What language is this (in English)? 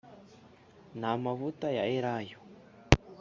Kinyarwanda